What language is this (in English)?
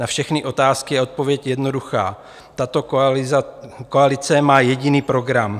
Czech